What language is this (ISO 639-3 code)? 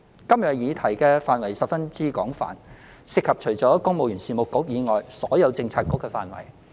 yue